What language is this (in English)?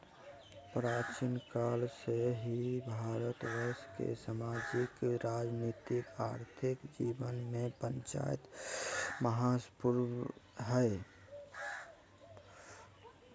Magahi